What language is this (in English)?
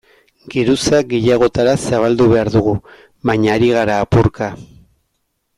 Basque